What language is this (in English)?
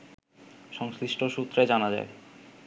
Bangla